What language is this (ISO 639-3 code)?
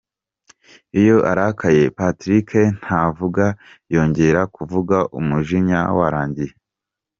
kin